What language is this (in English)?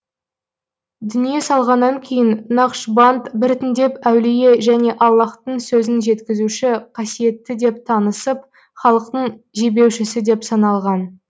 Kazakh